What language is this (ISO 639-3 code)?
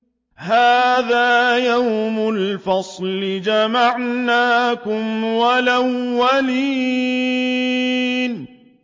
ara